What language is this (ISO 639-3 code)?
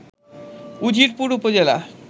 ben